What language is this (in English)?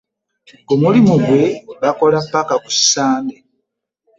Ganda